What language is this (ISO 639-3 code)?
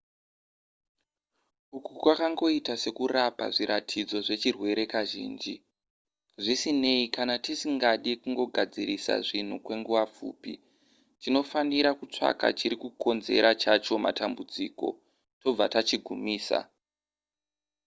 sna